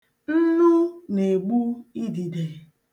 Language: Igbo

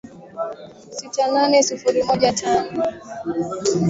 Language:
Swahili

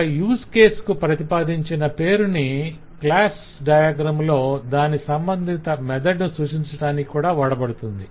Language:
Telugu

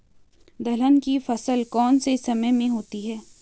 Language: Hindi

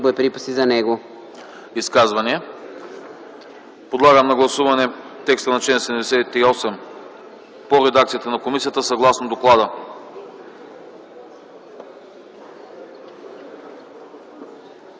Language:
Bulgarian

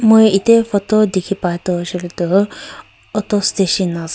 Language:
Naga Pidgin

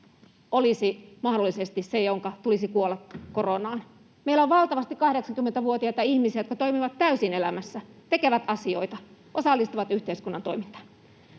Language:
Finnish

